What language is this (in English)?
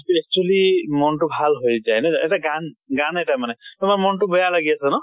Assamese